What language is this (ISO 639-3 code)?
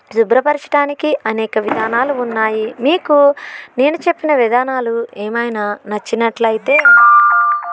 tel